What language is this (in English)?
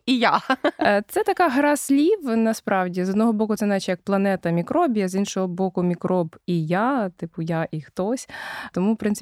Ukrainian